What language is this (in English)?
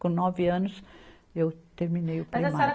Portuguese